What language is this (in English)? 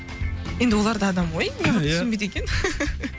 Kazakh